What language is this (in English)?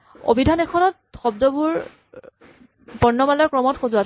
Assamese